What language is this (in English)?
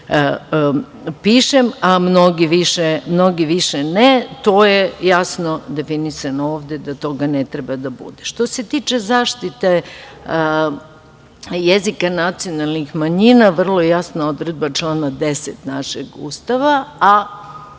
Serbian